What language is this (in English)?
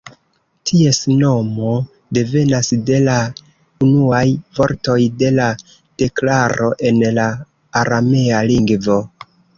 Esperanto